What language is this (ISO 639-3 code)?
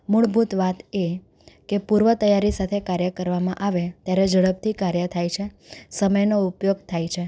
guj